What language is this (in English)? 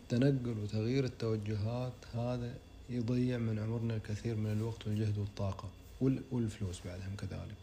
Arabic